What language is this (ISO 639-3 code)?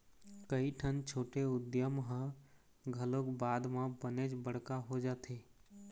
hne